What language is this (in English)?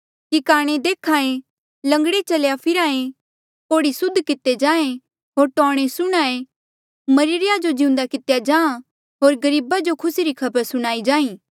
Mandeali